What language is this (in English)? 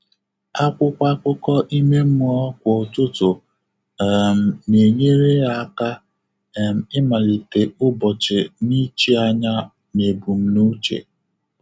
Igbo